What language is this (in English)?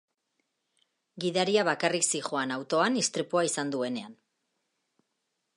Basque